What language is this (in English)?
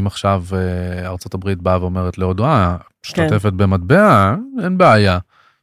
Hebrew